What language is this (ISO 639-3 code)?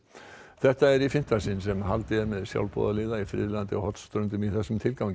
isl